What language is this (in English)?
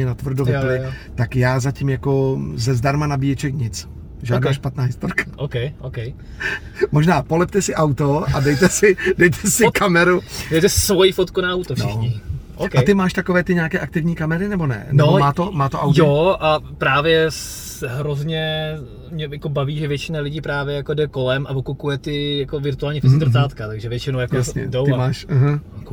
Czech